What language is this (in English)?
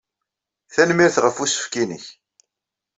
Kabyle